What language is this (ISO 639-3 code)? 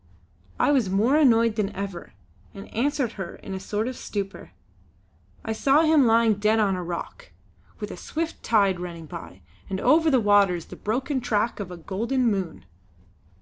eng